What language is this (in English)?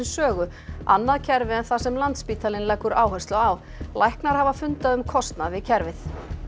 Icelandic